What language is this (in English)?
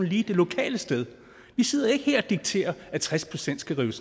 Danish